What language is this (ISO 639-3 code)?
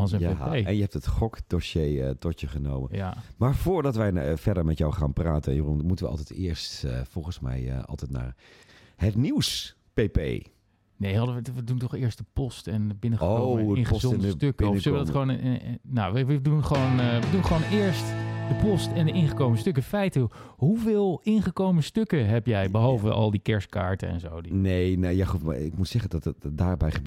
nld